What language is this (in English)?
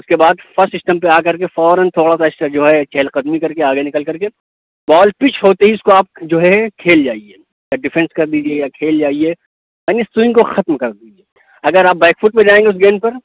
Urdu